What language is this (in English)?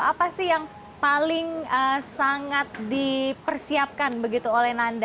Indonesian